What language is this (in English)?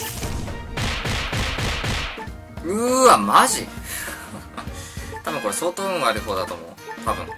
Japanese